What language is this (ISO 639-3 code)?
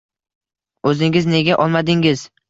uzb